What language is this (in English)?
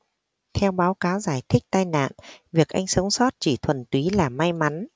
Vietnamese